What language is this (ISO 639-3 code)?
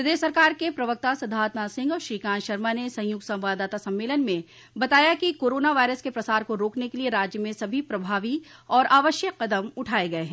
hin